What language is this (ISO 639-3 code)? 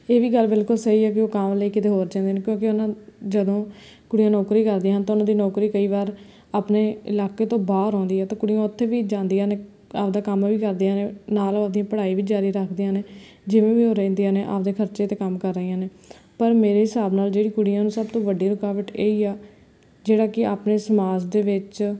pan